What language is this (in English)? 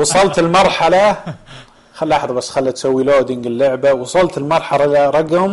Arabic